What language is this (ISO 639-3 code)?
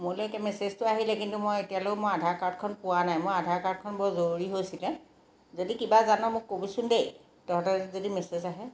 asm